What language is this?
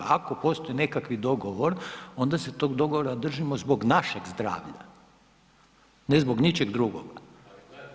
Croatian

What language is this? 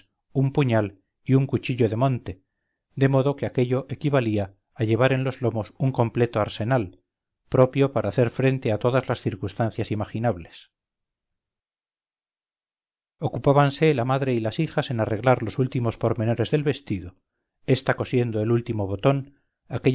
Spanish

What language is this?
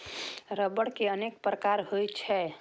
Maithili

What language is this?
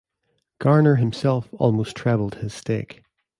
English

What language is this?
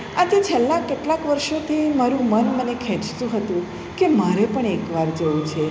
Gujarati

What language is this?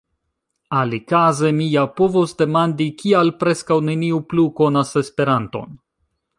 Esperanto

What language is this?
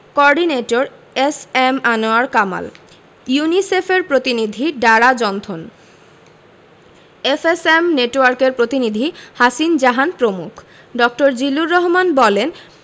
Bangla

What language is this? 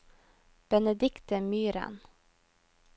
Norwegian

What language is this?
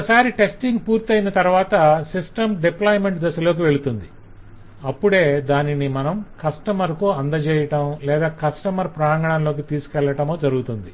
Telugu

